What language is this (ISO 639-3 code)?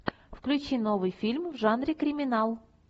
rus